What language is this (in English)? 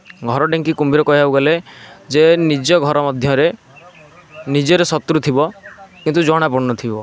Odia